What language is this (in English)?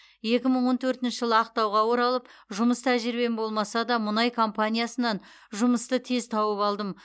Kazakh